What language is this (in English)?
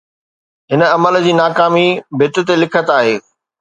Sindhi